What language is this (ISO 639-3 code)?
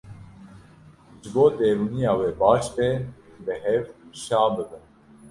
kur